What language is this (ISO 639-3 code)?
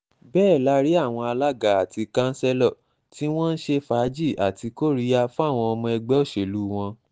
yor